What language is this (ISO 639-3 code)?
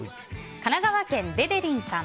jpn